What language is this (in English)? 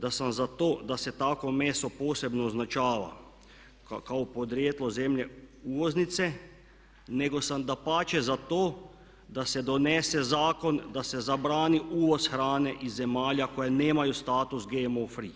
Croatian